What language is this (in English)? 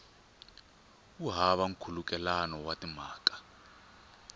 Tsonga